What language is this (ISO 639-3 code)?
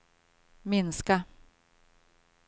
swe